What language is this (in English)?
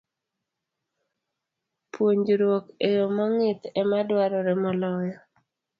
Luo (Kenya and Tanzania)